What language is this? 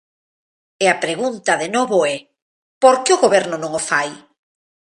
Galician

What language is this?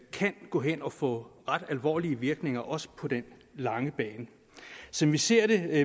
Danish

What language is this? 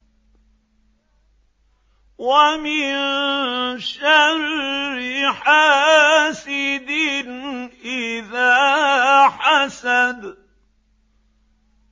Arabic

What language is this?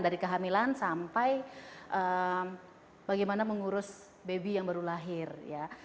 Indonesian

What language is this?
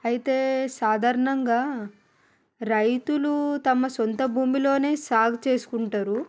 Telugu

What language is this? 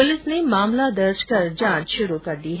Hindi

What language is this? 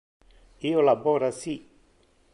Interlingua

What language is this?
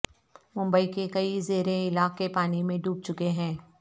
Urdu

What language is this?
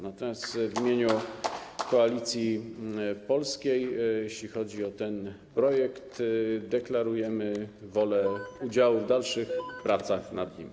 Polish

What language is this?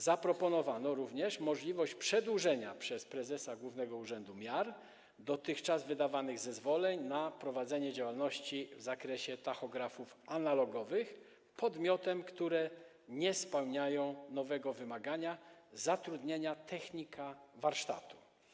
Polish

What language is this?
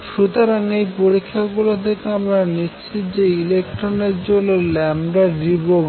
Bangla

